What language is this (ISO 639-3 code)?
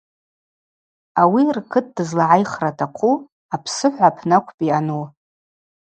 abq